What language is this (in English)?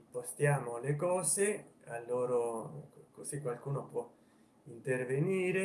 Italian